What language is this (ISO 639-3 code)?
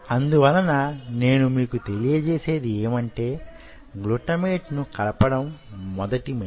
tel